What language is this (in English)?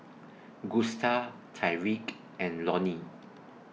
English